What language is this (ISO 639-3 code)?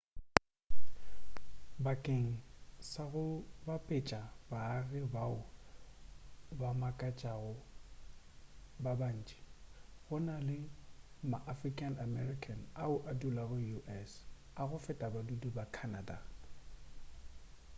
nso